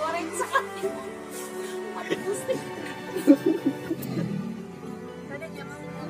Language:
Indonesian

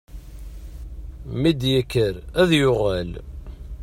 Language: Kabyle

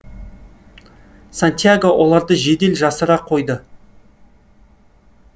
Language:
Kazakh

